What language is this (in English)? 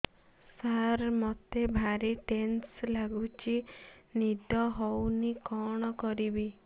Odia